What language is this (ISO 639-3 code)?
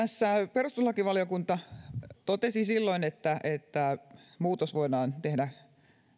fin